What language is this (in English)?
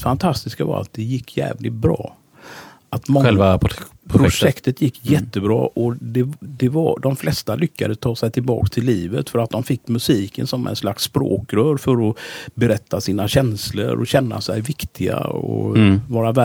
Swedish